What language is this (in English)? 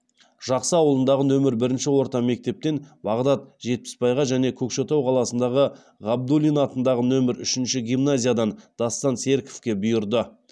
Kazakh